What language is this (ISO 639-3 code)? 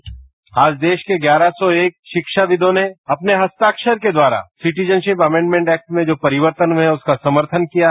hin